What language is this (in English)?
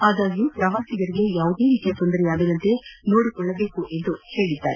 Kannada